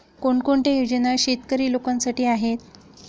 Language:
Marathi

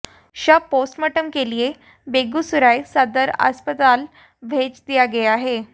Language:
Hindi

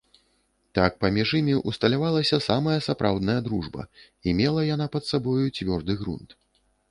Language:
Belarusian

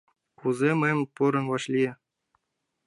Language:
Mari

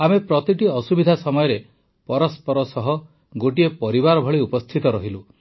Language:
Odia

